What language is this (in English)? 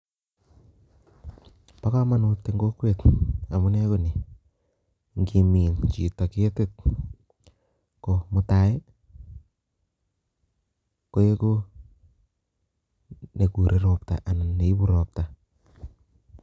Kalenjin